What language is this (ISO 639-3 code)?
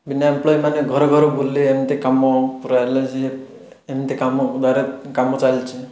ori